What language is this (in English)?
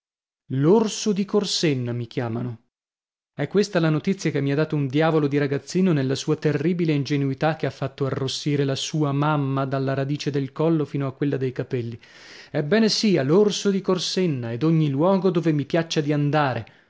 Italian